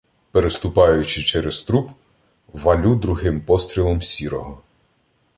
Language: Ukrainian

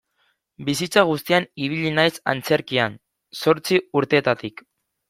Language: Basque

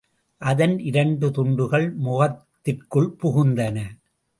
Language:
Tamil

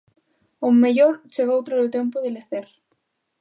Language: Galician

